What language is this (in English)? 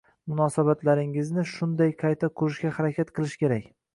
Uzbek